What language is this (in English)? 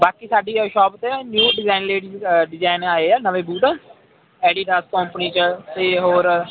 Punjabi